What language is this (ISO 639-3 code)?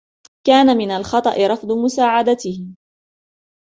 ara